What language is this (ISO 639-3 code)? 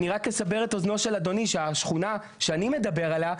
heb